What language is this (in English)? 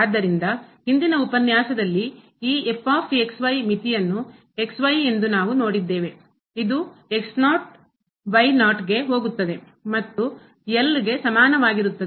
Kannada